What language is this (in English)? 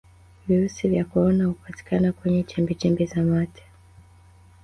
Swahili